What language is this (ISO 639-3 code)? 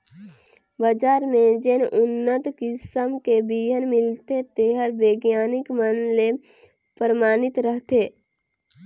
hne